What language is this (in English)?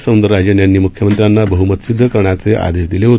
Marathi